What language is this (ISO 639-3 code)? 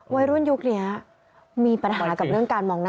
tha